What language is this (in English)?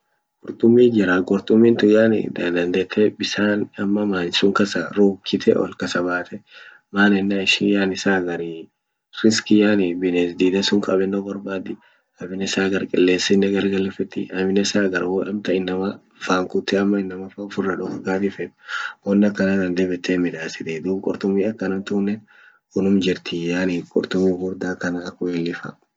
Orma